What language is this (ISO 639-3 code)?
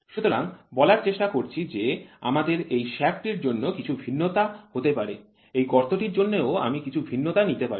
ben